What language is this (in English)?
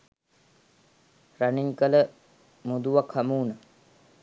Sinhala